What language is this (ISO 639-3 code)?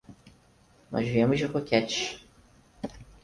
por